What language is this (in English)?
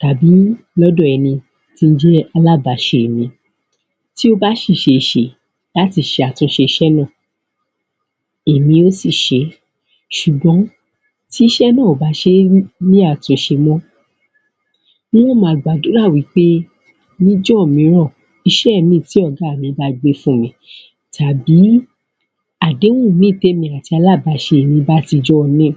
Yoruba